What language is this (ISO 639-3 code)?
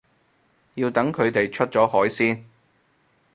yue